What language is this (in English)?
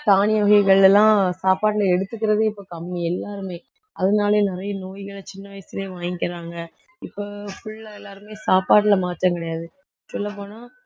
Tamil